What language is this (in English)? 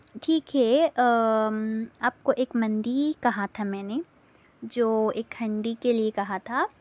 Urdu